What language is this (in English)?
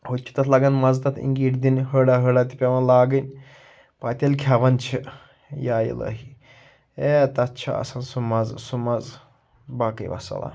Kashmiri